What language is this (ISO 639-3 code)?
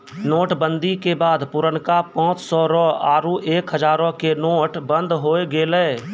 mai